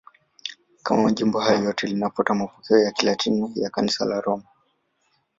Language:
Swahili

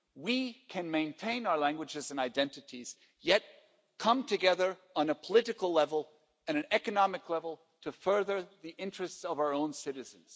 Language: English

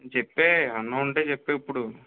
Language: Telugu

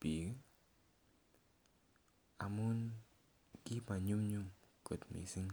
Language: Kalenjin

